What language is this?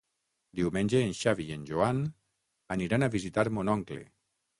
Catalan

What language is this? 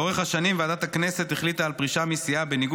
Hebrew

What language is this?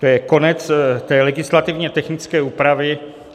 Czech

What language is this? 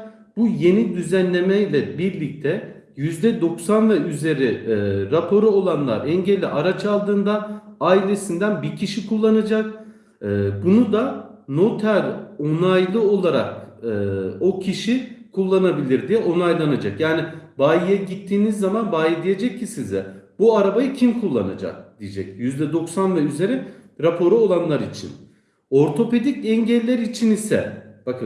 Turkish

